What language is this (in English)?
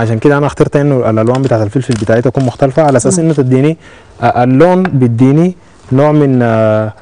Arabic